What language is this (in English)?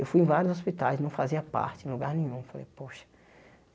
Portuguese